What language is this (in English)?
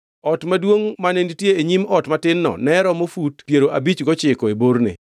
Luo (Kenya and Tanzania)